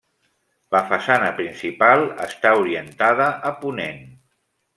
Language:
Catalan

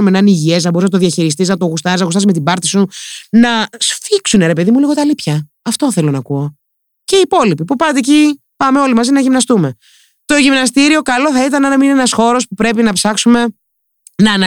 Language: Greek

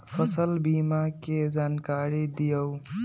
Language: Magahi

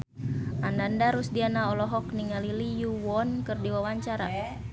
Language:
Sundanese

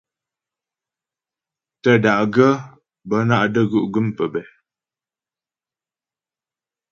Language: Ghomala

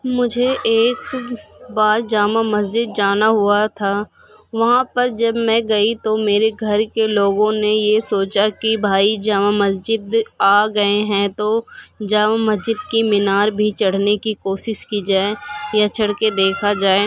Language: Urdu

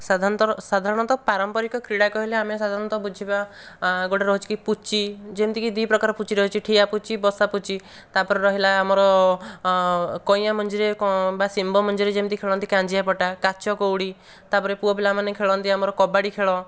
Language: Odia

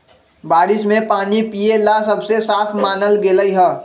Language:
Magahi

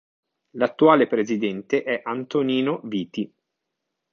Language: Italian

